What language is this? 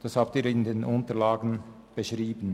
Swiss German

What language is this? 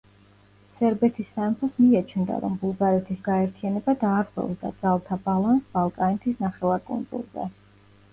Georgian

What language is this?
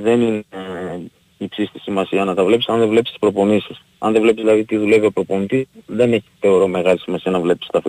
Greek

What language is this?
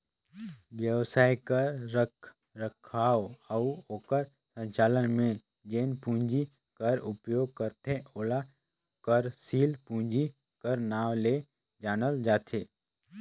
Chhattisgarhi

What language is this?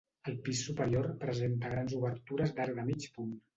Catalan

